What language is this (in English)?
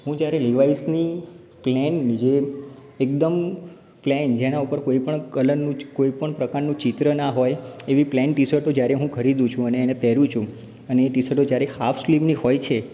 Gujarati